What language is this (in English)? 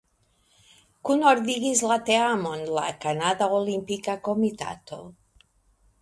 Esperanto